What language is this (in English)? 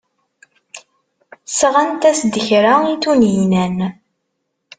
Kabyle